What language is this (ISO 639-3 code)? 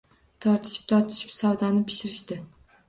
uzb